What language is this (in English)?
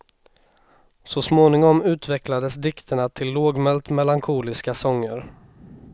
Swedish